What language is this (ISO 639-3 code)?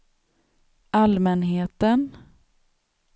swe